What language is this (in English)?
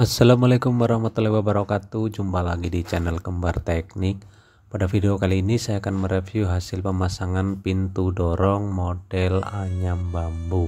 Indonesian